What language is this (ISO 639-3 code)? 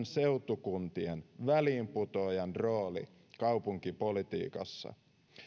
fin